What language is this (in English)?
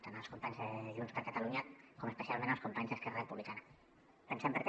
Catalan